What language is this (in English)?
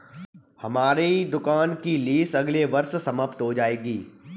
Hindi